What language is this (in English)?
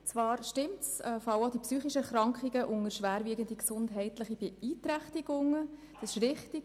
Swiss German